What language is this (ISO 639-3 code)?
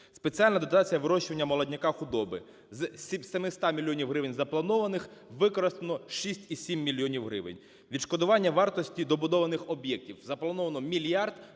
ukr